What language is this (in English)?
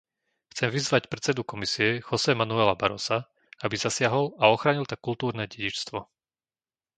Slovak